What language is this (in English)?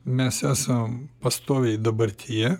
Lithuanian